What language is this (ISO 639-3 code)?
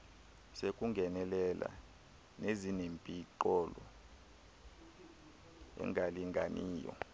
xho